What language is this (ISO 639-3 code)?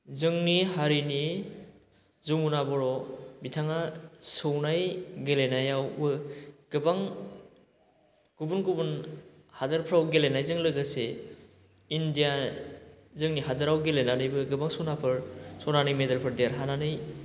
brx